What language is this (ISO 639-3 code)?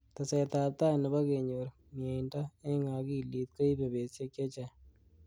kln